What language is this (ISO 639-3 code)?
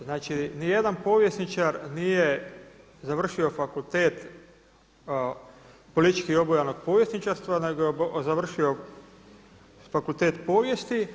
hrv